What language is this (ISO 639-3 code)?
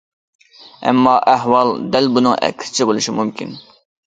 uig